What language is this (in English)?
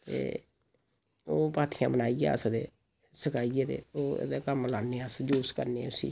Dogri